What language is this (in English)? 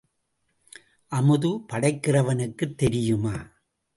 Tamil